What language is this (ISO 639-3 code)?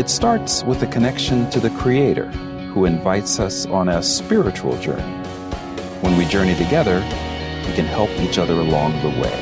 fil